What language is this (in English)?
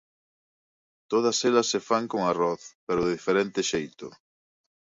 Galician